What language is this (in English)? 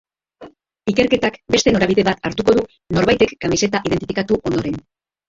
Basque